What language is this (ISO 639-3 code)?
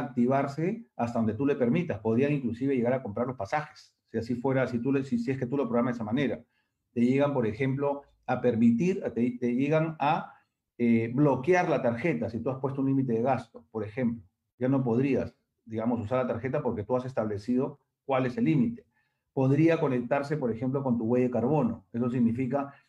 spa